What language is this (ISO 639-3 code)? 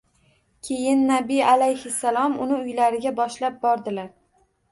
uzb